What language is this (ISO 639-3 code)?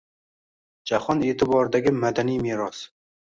uzb